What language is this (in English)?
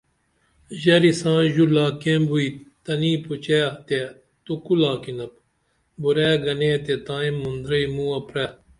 Dameli